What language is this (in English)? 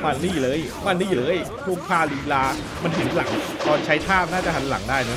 Thai